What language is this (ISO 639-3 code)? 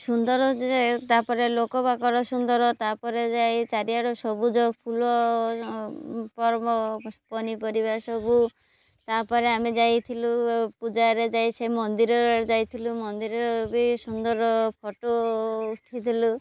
ori